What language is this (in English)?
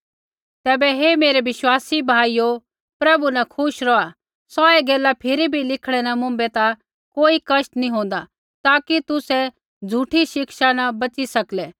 Kullu Pahari